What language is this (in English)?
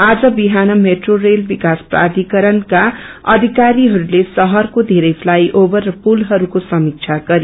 Nepali